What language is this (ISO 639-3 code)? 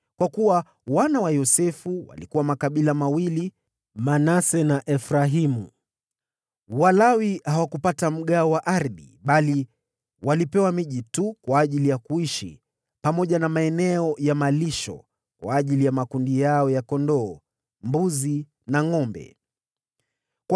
swa